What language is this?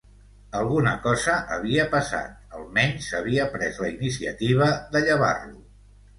Catalan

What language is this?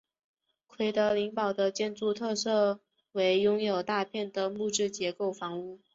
Chinese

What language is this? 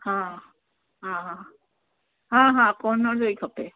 Sindhi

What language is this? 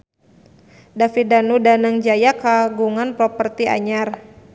Sundanese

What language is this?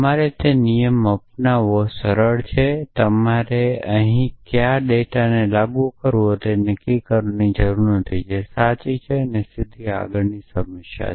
Gujarati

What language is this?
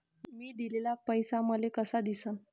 Marathi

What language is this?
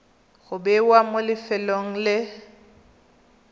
Tswana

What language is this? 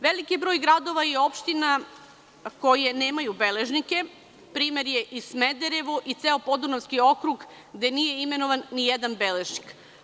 Serbian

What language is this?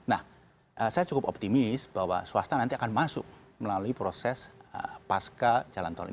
Indonesian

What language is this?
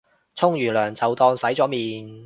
Cantonese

